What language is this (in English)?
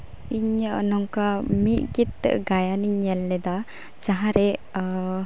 Santali